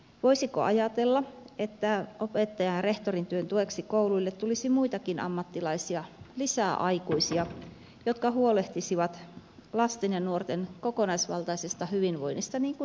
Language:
Finnish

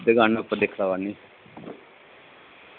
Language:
Dogri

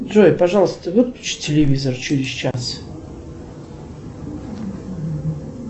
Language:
Russian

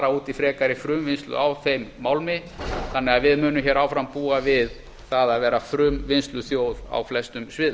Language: Icelandic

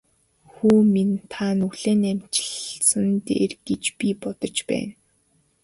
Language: Mongolian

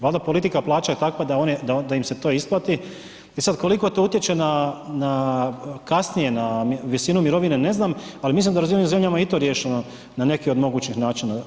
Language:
Croatian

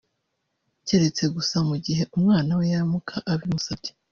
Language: Kinyarwanda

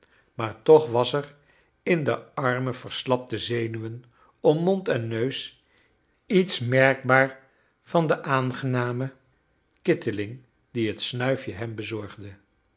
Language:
Dutch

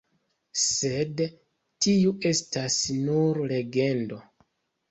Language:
Esperanto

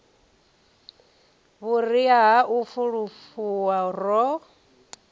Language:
Venda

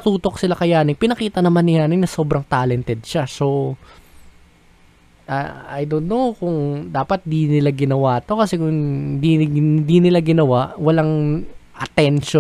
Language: Filipino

